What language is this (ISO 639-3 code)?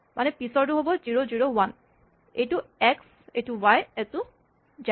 asm